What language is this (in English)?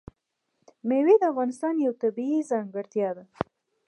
Pashto